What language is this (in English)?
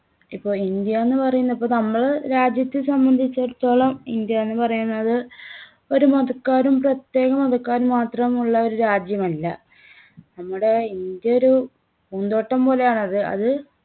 Malayalam